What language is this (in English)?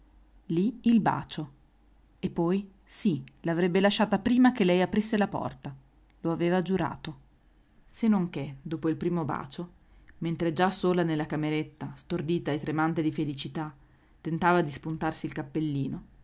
Italian